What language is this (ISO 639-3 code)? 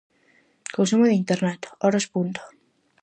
glg